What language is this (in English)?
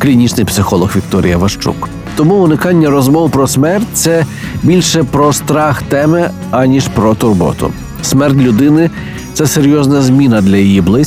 Ukrainian